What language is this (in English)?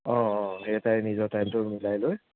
Assamese